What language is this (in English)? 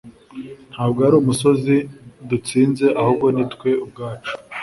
Kinyarwanda